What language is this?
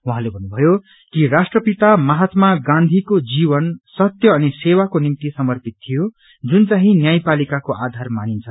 Nepali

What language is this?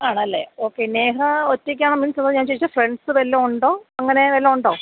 Malayalam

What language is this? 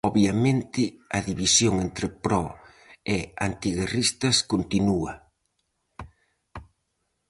Galician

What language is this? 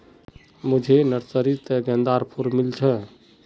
Magahi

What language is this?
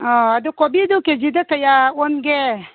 Manipuri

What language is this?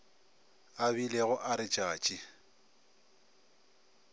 Northern Sotho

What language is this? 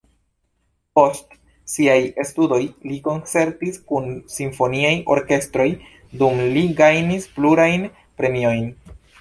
Esperanto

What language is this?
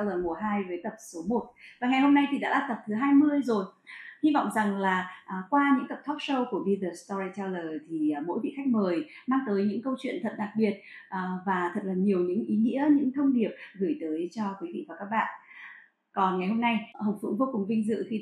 Vietnamese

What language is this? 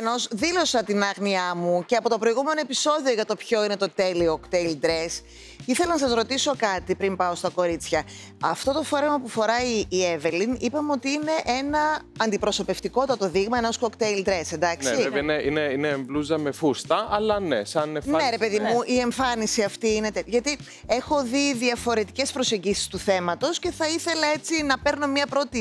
Greek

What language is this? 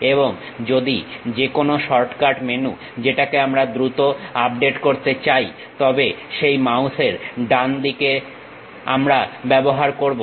Bangla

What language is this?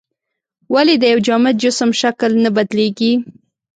Pashto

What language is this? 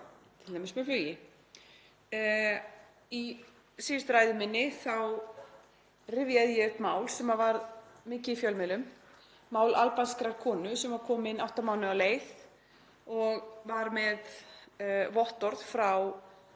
Icelandic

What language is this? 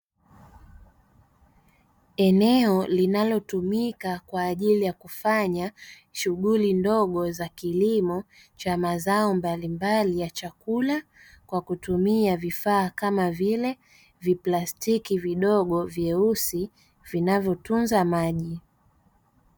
Swahili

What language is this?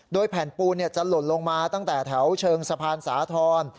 Thai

